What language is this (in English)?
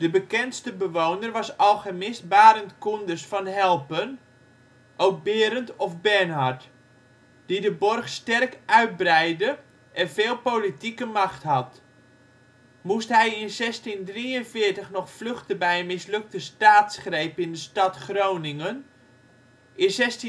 Dutch